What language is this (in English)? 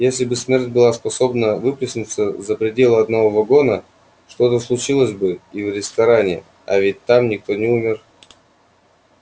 Russian